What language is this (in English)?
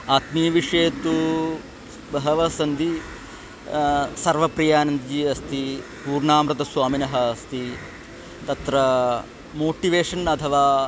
Sanskrit